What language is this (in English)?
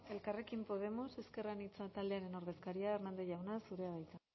Basque